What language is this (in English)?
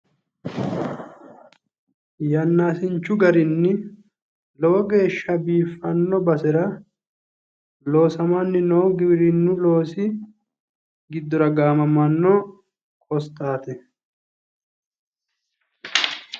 Sidamo